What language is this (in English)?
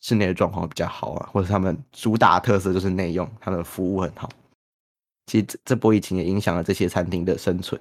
Chinese